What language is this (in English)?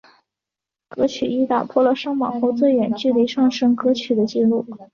Chinese